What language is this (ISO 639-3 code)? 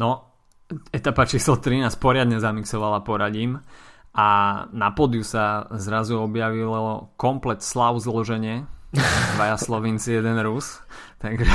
slk